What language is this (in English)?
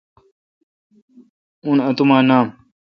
Kalkoti